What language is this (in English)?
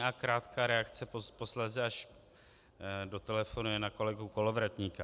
Czech